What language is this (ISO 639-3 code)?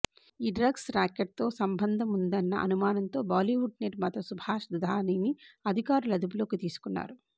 tel